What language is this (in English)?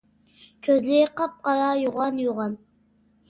Uyghur